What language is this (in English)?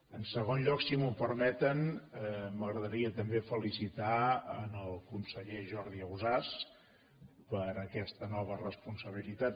Catalan